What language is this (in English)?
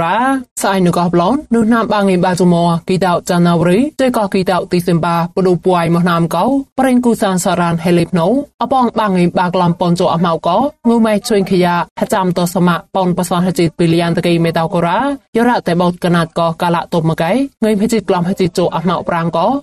Thai